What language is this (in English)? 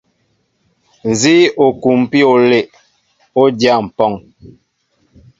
Mbo (Cameroon)